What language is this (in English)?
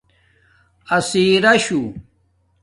Domaaki